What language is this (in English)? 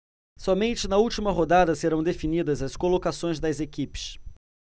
Portuguese